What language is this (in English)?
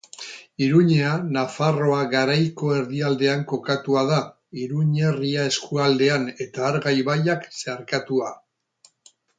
Basque